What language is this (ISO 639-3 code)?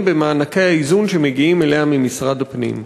heb